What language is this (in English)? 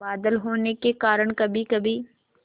Hindi